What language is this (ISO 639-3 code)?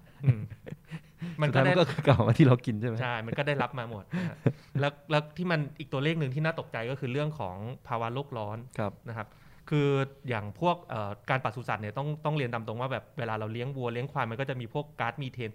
tha